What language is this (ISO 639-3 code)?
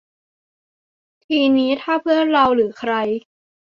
tha